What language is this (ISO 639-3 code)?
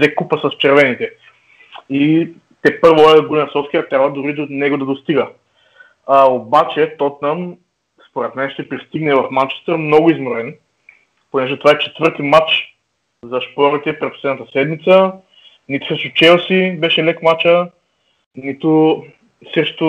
bul